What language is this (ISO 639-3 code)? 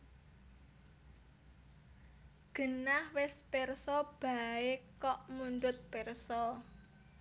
jav